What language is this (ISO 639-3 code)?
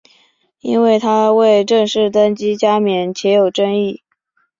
zho